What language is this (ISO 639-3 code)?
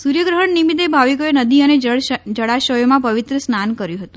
guj